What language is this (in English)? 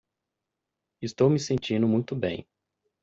Portuguese